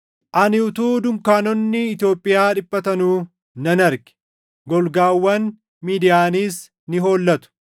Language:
Oromo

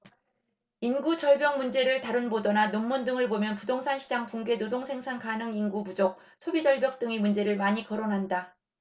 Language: Korean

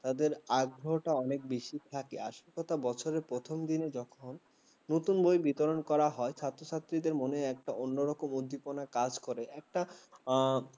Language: Bangla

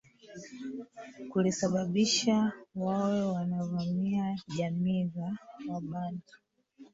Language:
Swahili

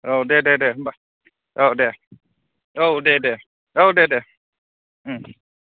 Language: Bodo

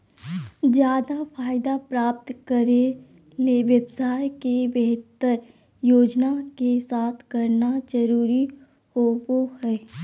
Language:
Magahi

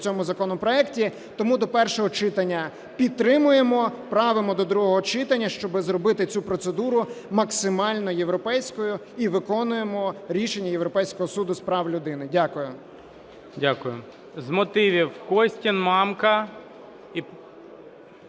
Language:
Ukrainian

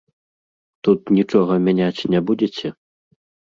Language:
Belarusian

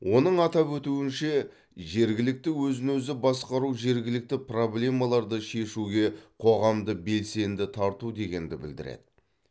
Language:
Kazakh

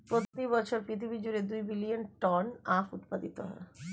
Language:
Bangla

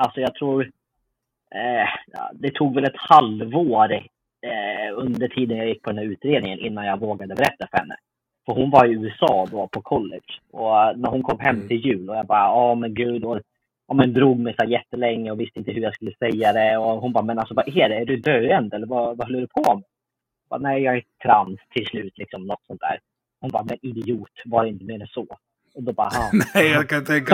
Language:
Swedish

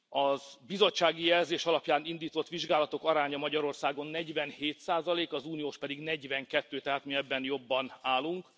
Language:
Hungarian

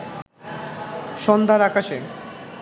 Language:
Bangla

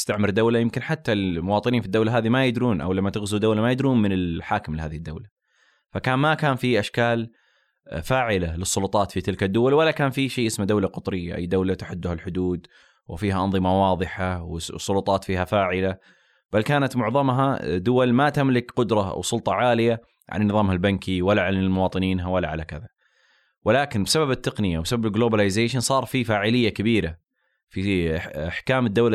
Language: Arabic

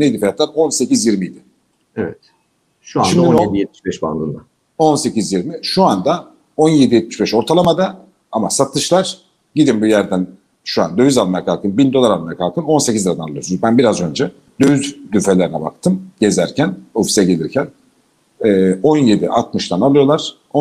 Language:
Turkish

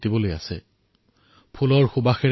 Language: Assamese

